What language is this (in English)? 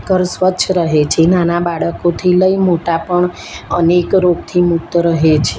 Gujarati